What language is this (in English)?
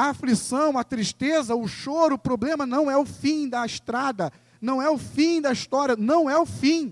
Portuguese